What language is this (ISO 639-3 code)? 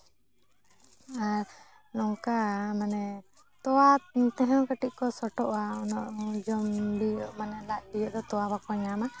sat